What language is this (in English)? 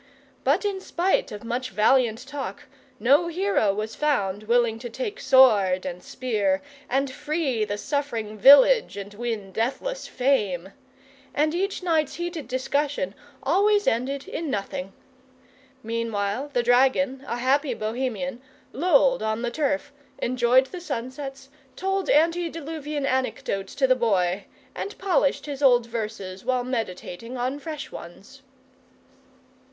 English